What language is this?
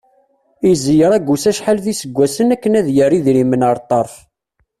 Kabyle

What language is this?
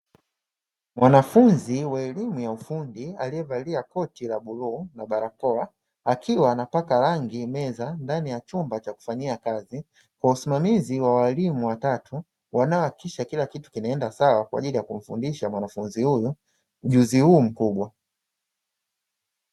Swahili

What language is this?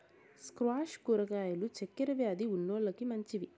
Telugu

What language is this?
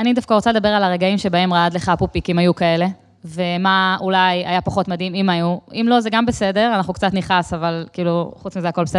Hebrew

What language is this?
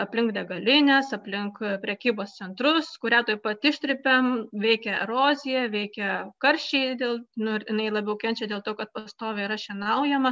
Lithuanian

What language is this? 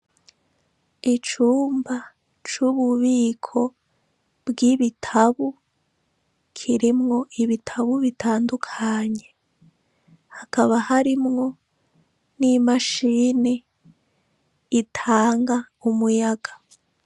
Rundi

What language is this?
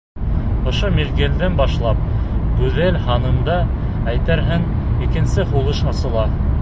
Bashkir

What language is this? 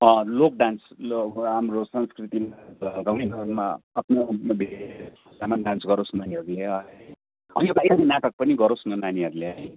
Nepali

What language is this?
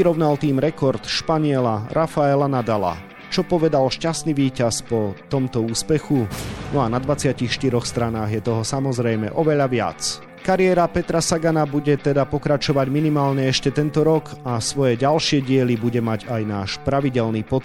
Slovak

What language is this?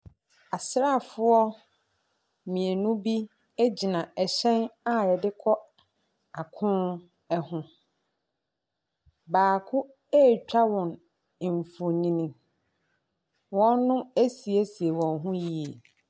Akan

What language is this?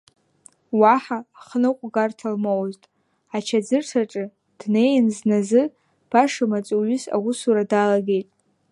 Abkhazian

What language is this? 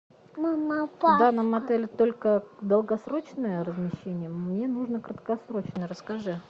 Russian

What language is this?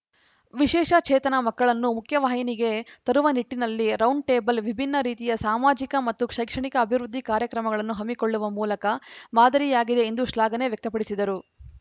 Kannada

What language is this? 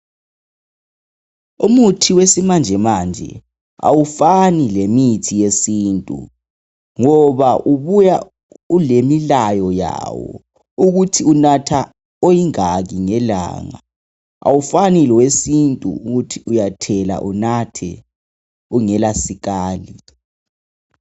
North Ndebele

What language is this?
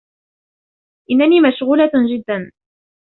Arabic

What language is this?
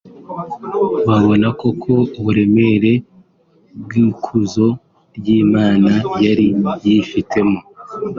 Kinyarwanda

